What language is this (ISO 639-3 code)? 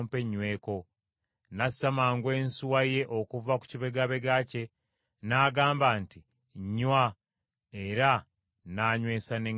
lug